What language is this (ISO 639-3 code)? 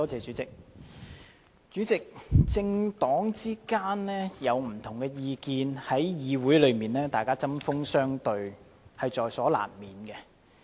yue